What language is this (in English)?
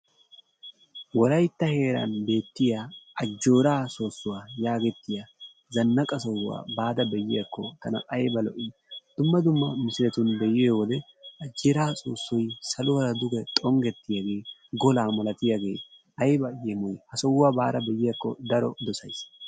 Wolaytta